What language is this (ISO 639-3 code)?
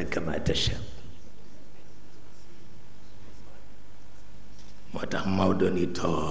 ind